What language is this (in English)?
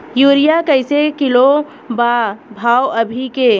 Bhojpuri